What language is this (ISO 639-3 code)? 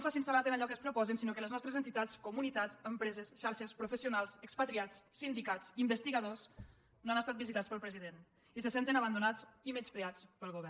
cat